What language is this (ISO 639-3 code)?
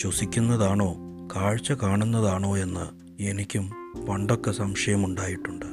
mal